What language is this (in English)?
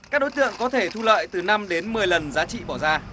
Vietnamese